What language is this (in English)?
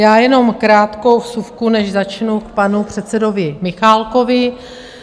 Czech